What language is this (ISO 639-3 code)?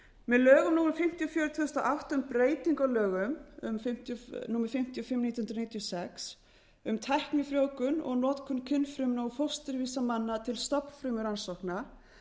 isl